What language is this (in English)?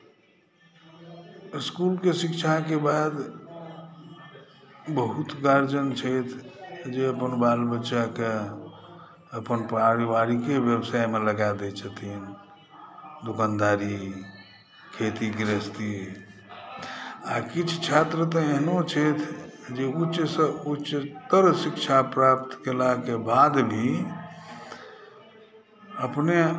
Maithili